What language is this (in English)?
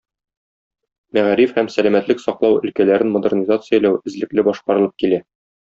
Tatar